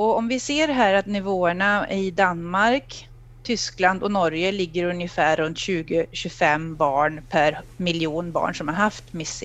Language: Swedish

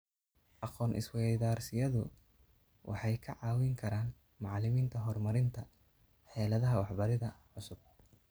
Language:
Somali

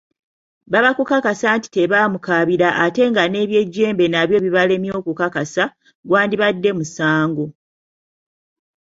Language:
Ganda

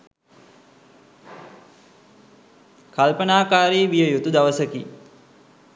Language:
Sinhala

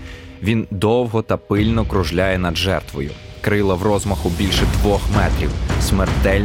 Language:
Ukrainian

